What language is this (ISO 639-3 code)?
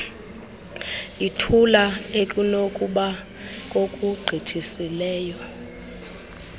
xho